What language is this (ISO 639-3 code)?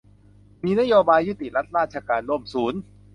tha